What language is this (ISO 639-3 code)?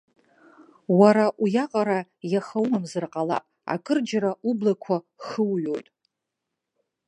abk